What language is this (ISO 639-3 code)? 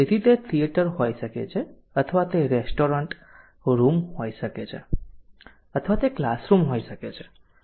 guj